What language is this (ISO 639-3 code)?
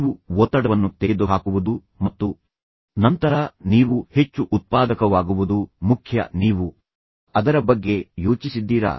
kan